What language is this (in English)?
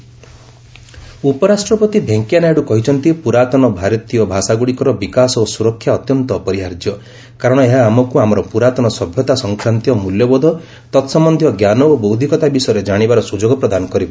Odia